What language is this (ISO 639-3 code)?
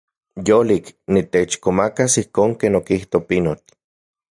ncx